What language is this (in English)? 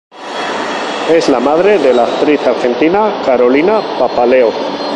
Spanish